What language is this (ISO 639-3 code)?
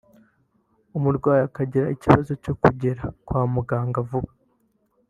kin